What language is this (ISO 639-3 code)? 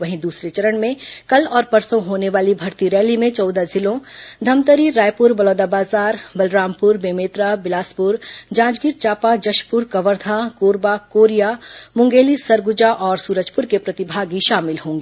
hin